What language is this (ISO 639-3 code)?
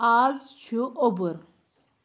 kas